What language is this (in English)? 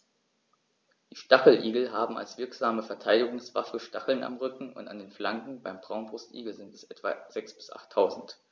German